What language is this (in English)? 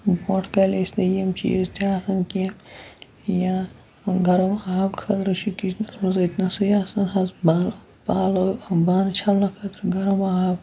Kashmiri